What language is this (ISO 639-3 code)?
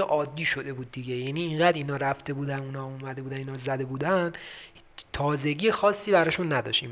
fas